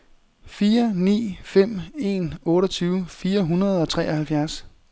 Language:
Danish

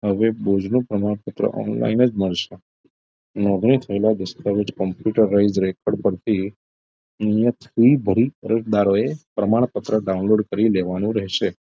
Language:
Gujarati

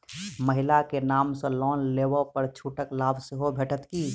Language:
Maithili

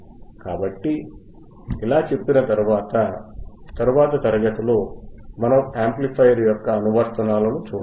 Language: Telugu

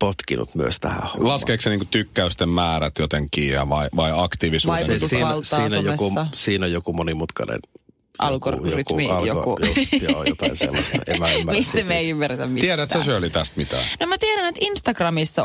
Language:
Finnish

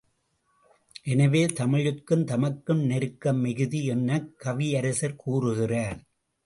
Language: Tamil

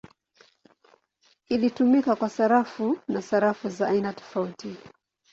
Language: Swahili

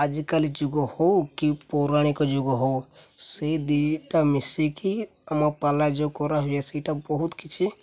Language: Odia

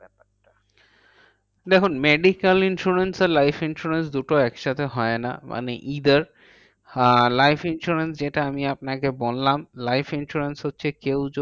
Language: Bangla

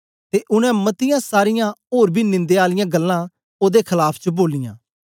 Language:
Dogri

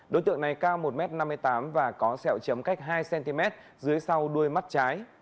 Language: Vietnamese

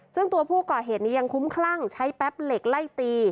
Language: Thai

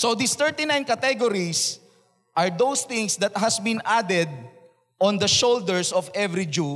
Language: Filipino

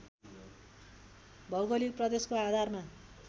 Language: Nepali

